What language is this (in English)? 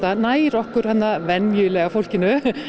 Icelandic